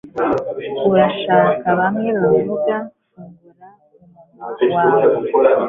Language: Kinyarwanda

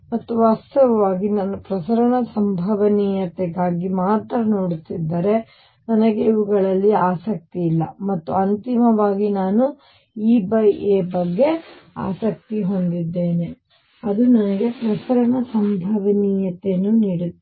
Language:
Kannada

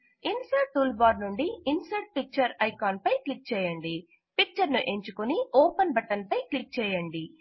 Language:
Telugu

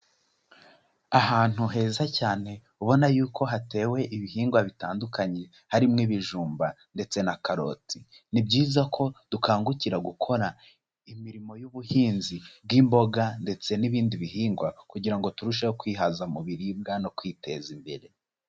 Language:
Kinyarwanda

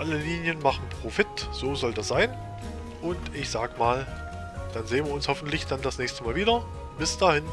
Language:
German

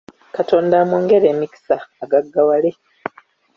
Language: Ganda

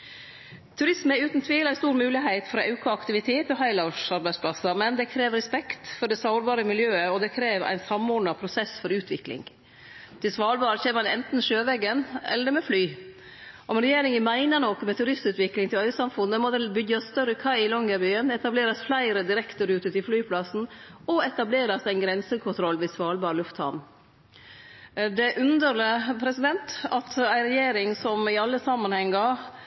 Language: Norwegian Nynorsk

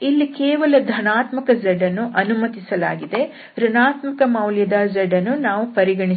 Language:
Kannada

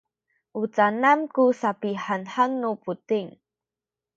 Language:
Sakizaya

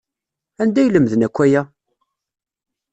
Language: Kabyle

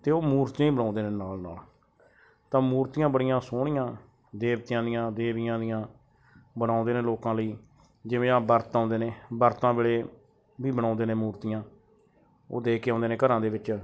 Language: Punjabi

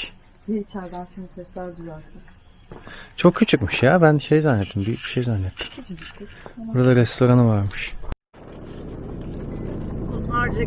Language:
Turkish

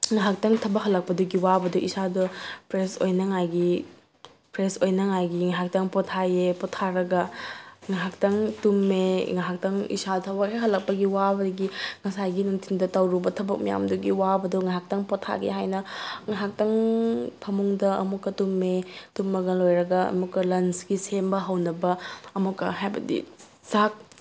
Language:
Manipuri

